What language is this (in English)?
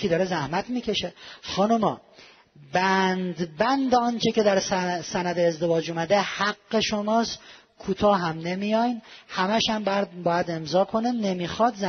Persian